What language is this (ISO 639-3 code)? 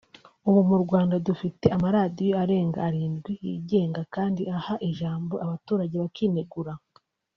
kin